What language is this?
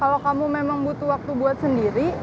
Indonesian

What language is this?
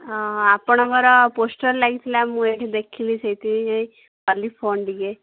Odia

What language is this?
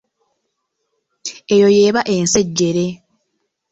Ganda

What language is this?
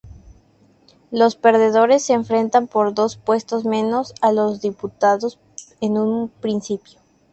Spanish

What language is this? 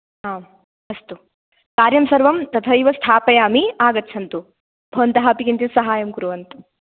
Sanskrit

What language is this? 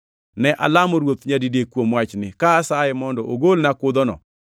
Luo (Kenya and Tanzania)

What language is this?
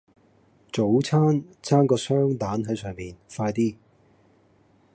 Cantonese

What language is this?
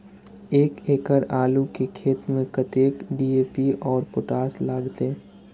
Maithili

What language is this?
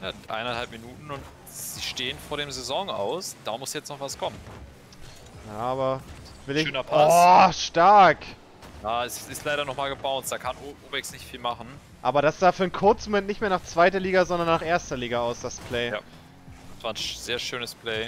German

